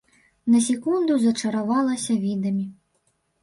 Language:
Belarusian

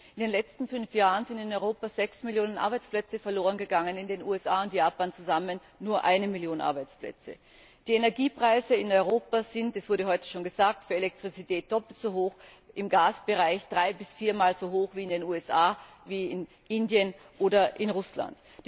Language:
German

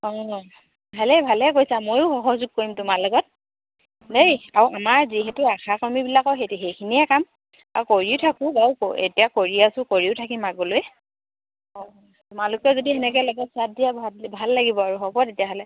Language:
Assamese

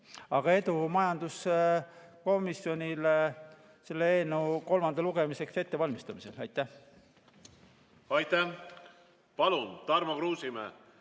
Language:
Estonian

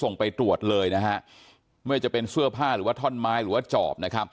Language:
Thai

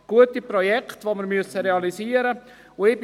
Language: Swiss German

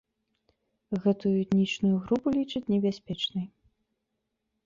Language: Belarusian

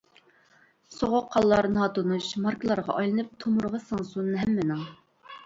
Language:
Uyghur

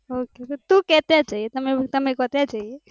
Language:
Gujarati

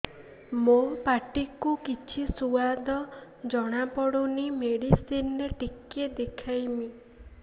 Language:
Odia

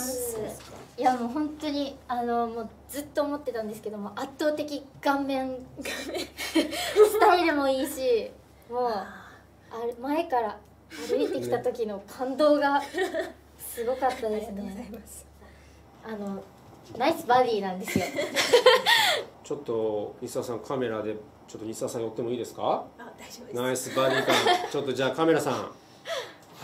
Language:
Japanese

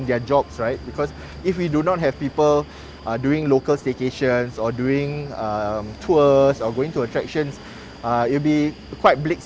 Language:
Indonesian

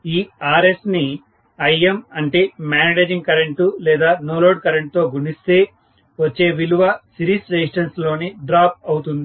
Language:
Telugu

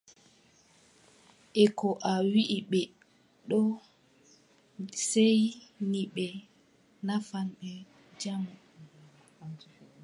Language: Adamawa Fulfulde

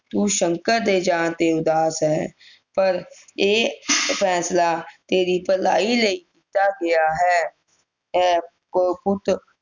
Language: Punjabi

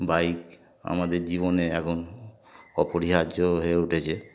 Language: Bangla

